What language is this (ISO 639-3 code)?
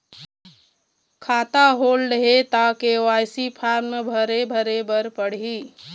hne